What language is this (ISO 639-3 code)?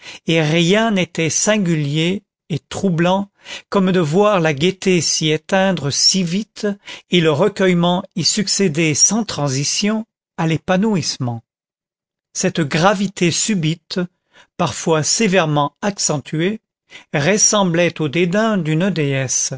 fra